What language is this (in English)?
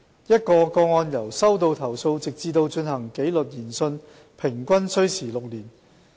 Cantonese